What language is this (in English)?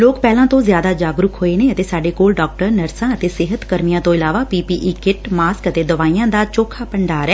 Punjabi